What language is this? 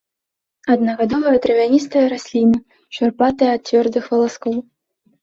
Belarusian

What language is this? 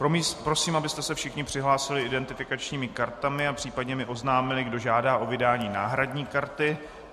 Czech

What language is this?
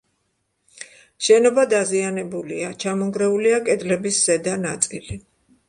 Georgian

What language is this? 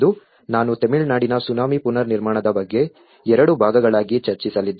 Kannada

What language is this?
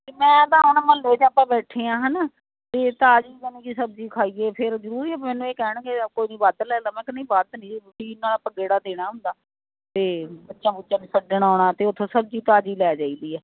Punjabi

